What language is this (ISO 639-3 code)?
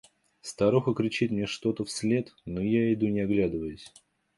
rus